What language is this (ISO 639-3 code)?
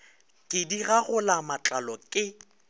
nso